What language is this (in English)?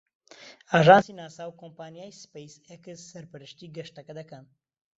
Central Kurdish